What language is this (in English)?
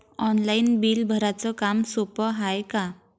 Marathi